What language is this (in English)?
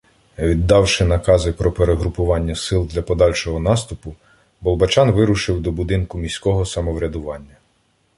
Ukrainian